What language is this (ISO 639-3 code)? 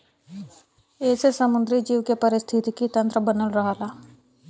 bho